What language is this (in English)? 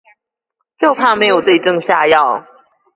Chinese